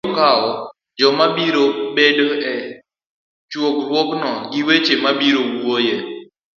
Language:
Luo (Kenya and Tanzania)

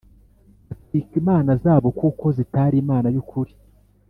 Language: Kinyarwanda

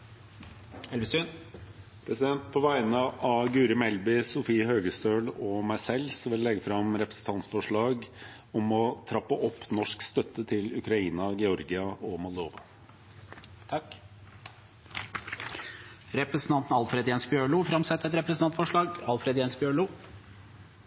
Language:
Norwegian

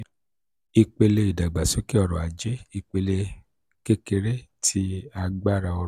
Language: Yoruba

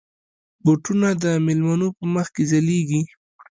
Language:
Pashto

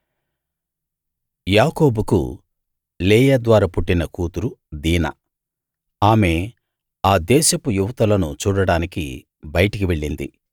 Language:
Telugu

